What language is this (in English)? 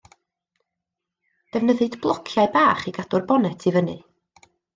Welsh